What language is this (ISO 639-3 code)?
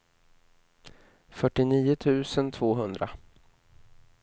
swe